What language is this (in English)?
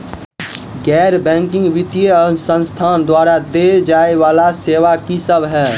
Maithili